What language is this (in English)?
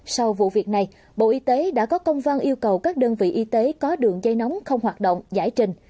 Vietnamese